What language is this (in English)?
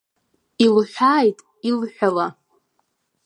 Abkhazian